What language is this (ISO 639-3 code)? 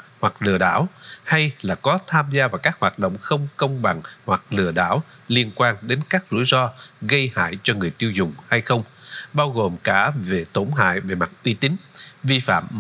vie